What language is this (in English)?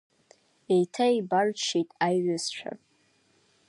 Abkhazian